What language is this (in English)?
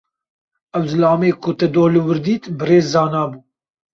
Kurdish